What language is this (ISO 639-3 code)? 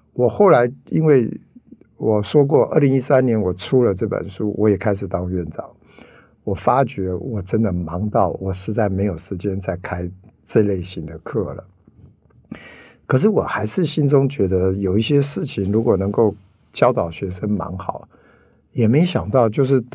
zho